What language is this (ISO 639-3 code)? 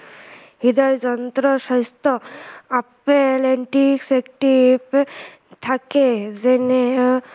asm